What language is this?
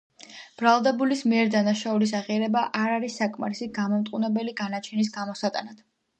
Georgian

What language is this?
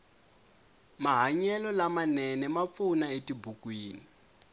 Tsonga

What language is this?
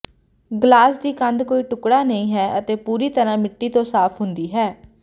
Punjabi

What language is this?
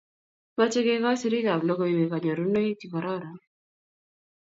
Kalenjin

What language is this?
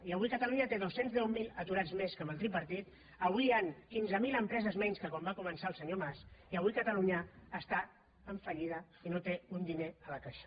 Catalan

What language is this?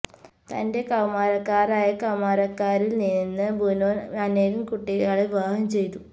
Malayalam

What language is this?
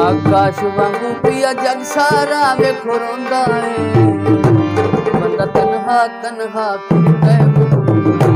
Punjabi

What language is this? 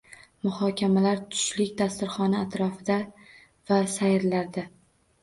Uzbek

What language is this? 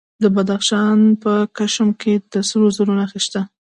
Pashto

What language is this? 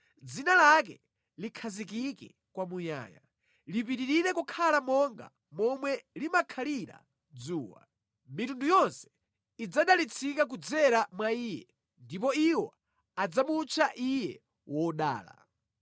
Nyanja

